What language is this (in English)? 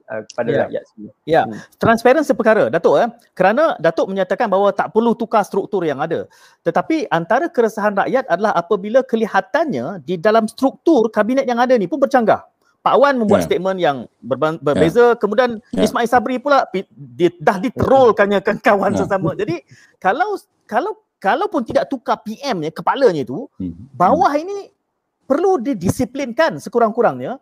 Malay